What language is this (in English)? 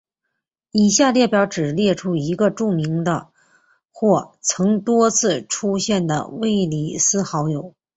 Chinese